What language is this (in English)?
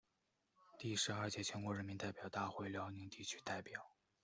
Chinese